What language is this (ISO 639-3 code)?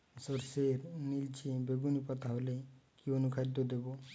ben